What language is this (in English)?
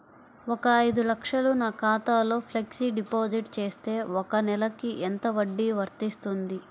Telugu